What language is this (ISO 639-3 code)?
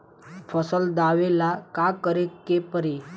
bho